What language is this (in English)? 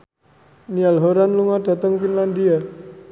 Javanese